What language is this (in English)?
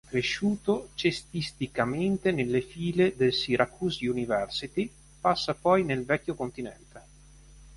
Italian